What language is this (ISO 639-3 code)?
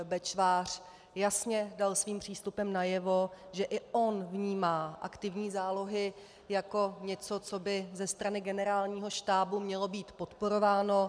ces